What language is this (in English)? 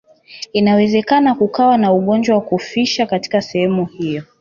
Swahili